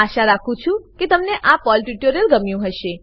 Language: Gujarati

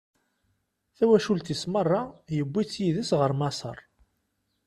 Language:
Kabyle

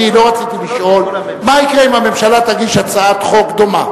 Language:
Hebrew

